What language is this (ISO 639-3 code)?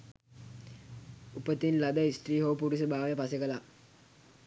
sin